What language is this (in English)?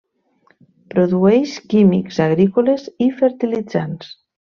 Catalan